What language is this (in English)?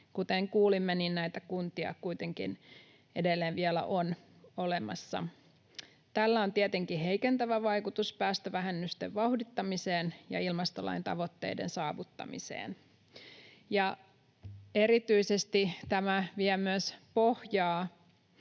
Finnish